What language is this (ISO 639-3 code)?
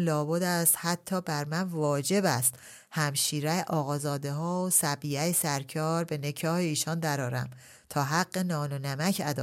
fas